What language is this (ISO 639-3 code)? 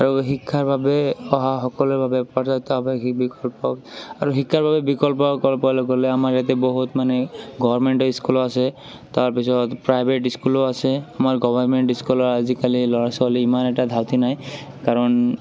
asm